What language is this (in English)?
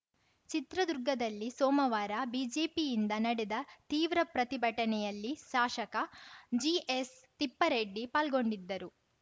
Kannada